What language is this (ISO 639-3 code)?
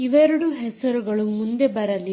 kan